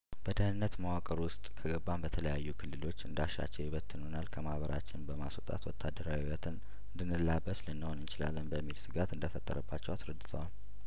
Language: Amharic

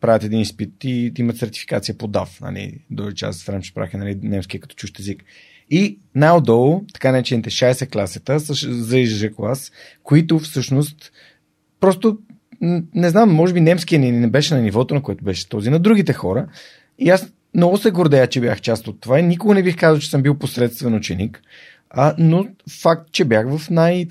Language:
Bulgarian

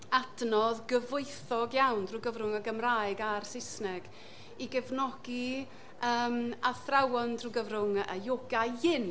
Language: Welsh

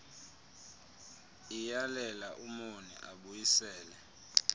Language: Xhosa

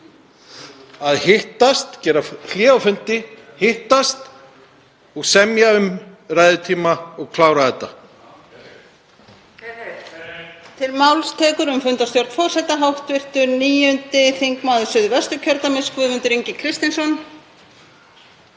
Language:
Icelandic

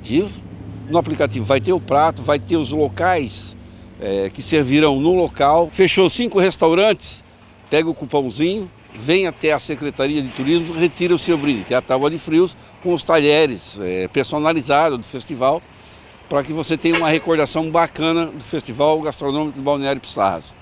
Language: Portuguese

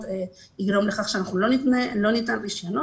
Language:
Hebrew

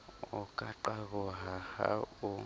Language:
Southern Sotho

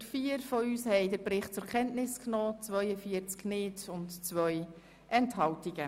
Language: Swiss German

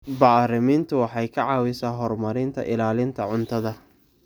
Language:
Somali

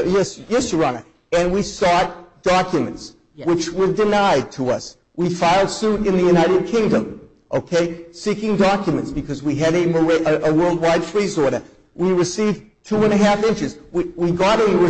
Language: English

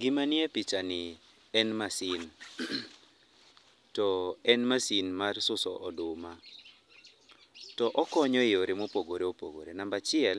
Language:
Luo (Kenya and Tanzania)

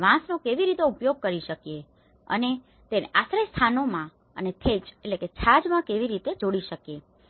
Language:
Gujarati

